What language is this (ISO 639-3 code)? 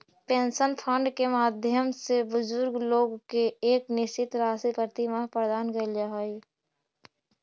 mag